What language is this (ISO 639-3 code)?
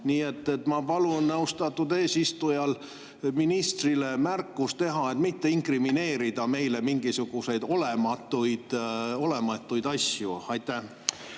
est